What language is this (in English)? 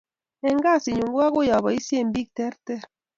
Kalenjin